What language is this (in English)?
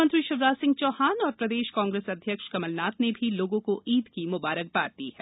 Hindi